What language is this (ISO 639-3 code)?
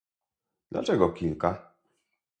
pol